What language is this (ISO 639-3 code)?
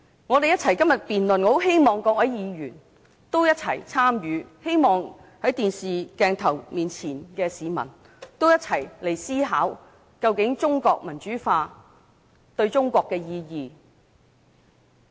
yue